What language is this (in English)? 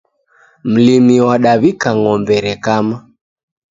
Taita